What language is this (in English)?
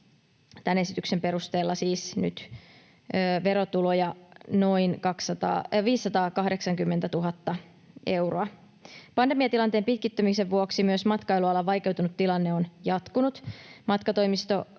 Finnish